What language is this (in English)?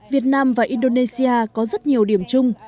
Vietnamese